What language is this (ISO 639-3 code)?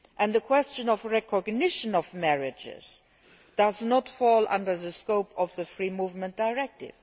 eng